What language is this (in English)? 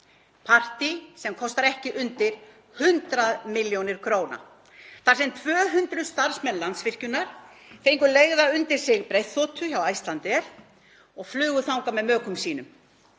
Icelandic